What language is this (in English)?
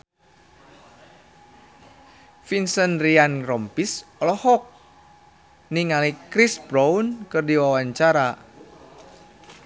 Sundanese